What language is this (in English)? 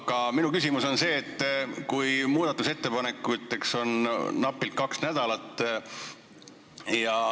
Estonian